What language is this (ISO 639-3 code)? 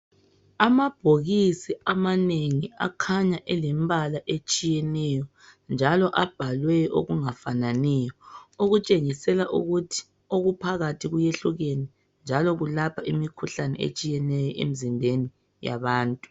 nde